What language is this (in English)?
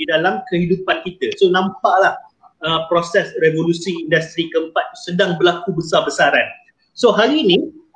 Malay